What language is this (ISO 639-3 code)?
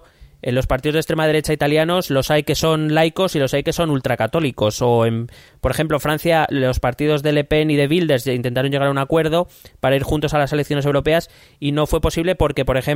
spa